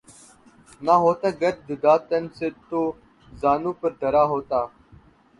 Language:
Urdu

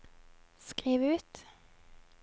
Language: Norwegian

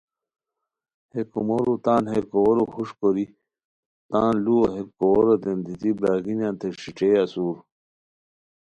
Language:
Khowar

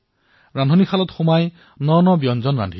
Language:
Assamese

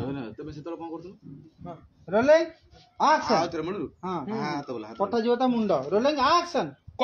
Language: Arabic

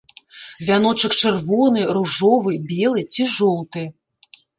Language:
Belarusian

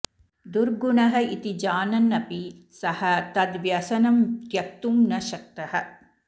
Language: Sanskrit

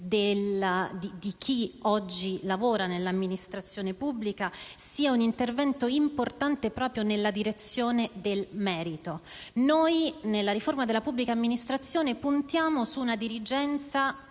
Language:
Italian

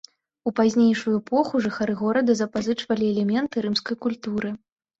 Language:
Belarusian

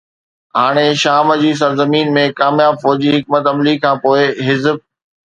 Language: Sindhi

